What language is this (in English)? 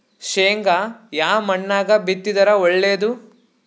Kannada